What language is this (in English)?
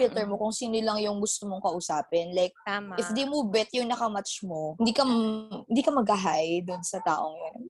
Filipino